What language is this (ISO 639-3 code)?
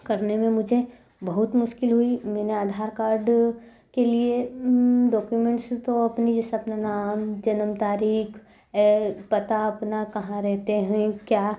hin